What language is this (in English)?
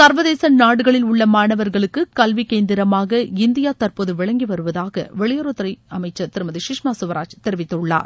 Tamil